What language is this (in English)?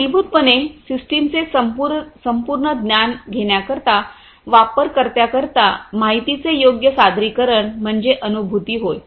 Marathi